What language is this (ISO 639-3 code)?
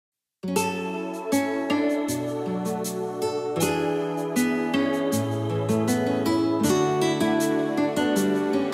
vie